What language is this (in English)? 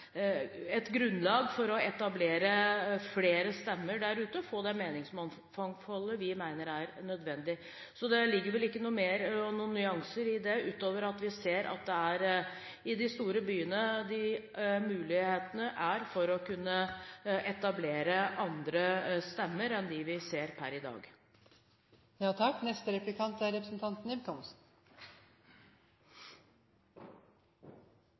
Norwegian Bokmål